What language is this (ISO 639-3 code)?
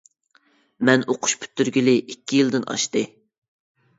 uig